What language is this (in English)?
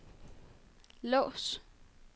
Danish